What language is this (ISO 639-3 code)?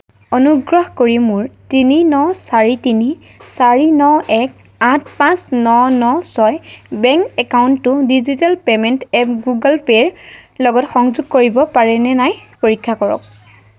asm